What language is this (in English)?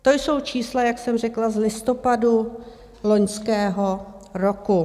Czech